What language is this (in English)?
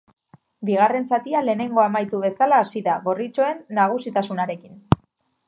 Basque